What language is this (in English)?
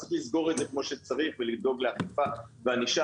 Hebrew